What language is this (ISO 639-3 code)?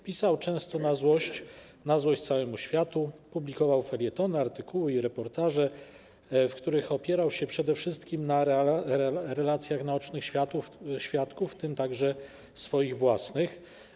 pol